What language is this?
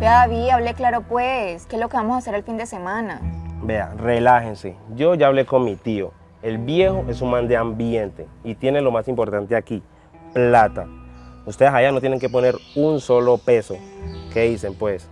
Spanish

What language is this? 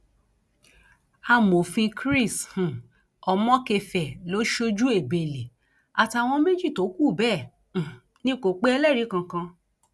Yoruba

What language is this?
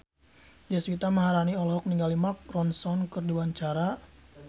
Sundanese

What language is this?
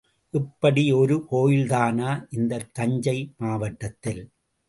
Tamil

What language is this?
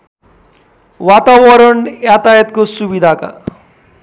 Nepali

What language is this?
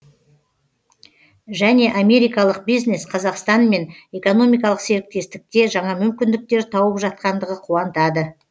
Kazakh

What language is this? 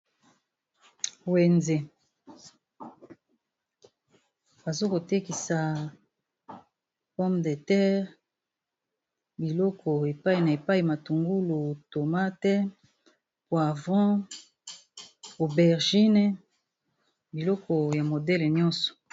Lingala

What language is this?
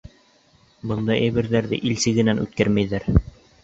Bashkir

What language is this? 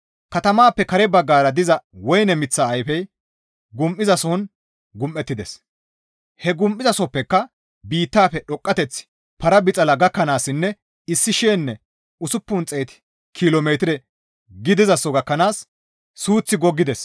Gamo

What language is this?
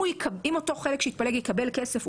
Hebrew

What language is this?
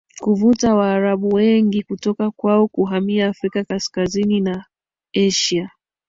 Swahili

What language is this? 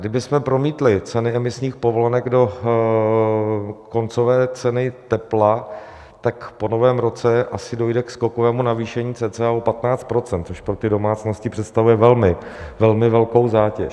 Czech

